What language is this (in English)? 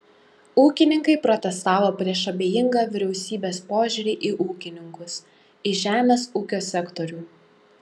Lithuanian